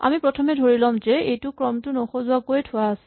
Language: Assamese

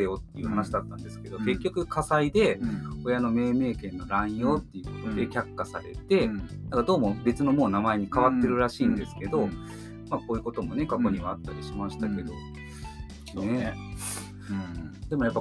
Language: Japanese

